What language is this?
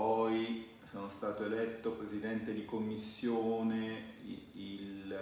Italian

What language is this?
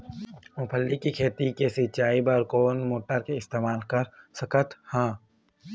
Chhattisgarhi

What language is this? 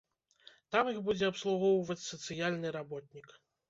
Belarusian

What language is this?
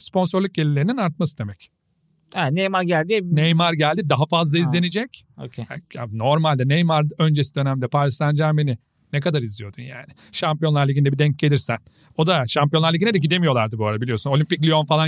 Turkish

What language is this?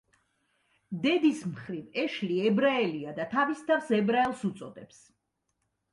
Georgian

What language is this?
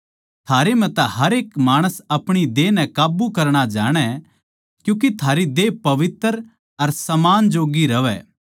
Haryanvi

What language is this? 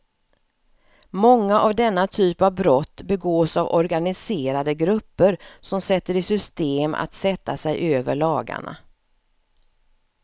Swedish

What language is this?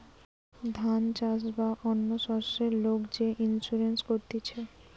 Bangla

